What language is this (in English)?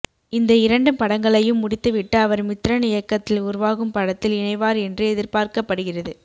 Tamil